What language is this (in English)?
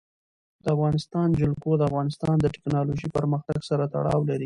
Pashto